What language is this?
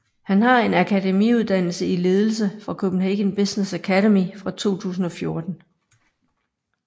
Danish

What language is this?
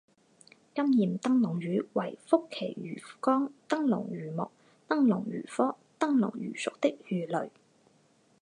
Chinese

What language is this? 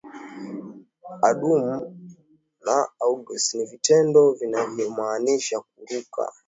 Swahili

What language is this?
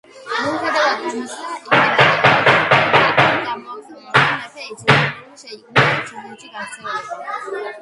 Georgian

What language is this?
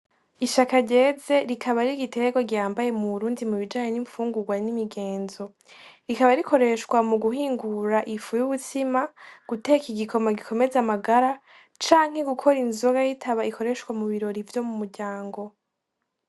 Rundi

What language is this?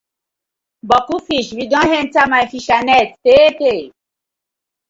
Nigerian Pidgin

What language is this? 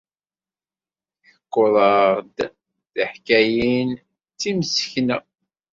Kabyle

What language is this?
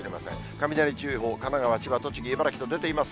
Japanese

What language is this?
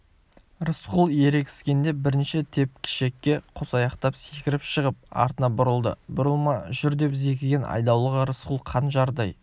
Kazakh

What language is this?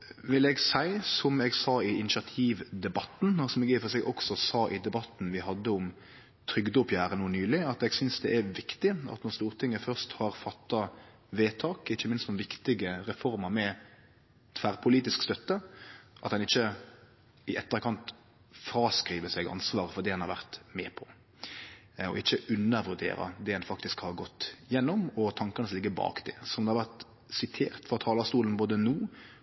Norwegian Nynorsk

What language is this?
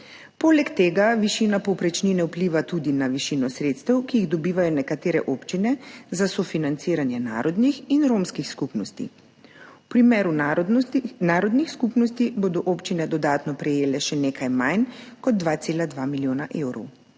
Slovenian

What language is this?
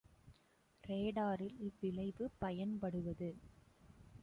Tamil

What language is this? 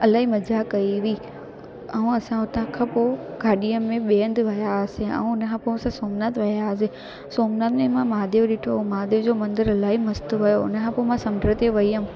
Sindhi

